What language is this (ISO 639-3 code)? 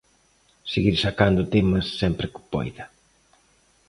glg